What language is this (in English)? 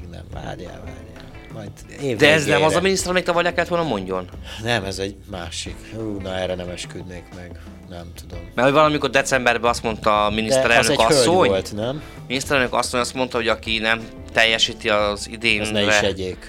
Hungarian